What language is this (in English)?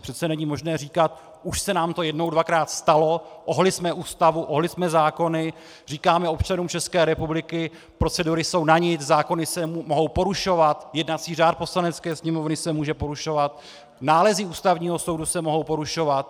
Czech